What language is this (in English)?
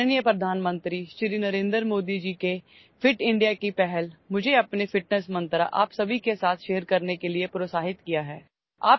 Urdu